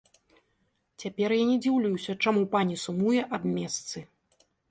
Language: Belarusian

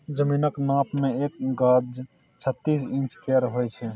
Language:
Maithili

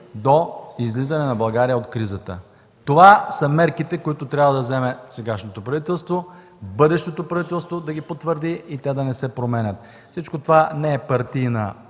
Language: Bulgarian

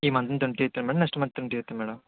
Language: Telugu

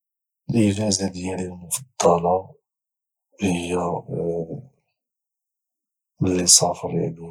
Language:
Moroccan Arabic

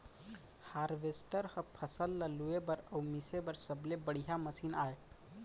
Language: Chhattisgarhi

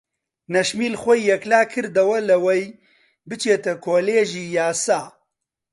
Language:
Central Kurdish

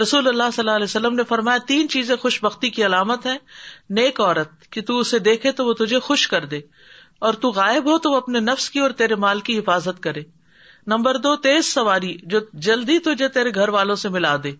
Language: Urdu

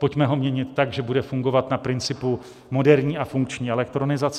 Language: Czech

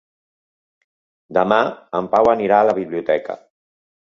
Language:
Catalan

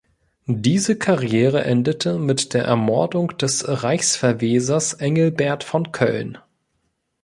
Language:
German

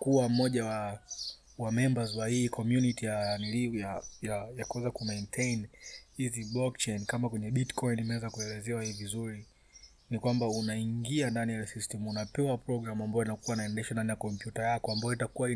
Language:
Swahili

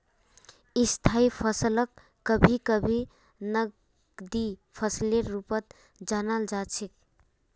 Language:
Magahi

